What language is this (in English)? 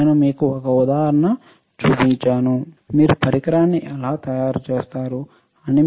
Telugu